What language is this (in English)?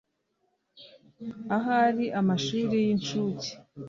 Kinyarwanda